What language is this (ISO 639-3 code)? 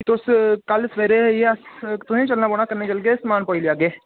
doi